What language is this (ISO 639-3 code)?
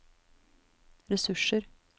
nor